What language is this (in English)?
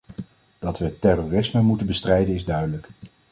Dutch